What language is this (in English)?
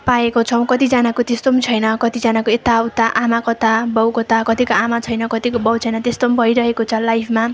Nepali